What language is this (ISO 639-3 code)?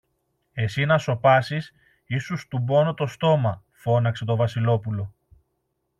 ell